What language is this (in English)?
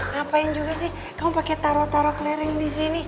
Indonesian